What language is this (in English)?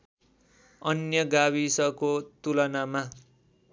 Nepali